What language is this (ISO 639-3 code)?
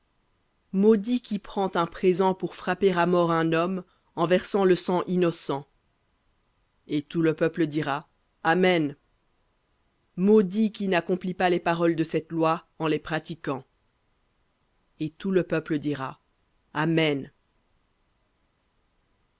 fra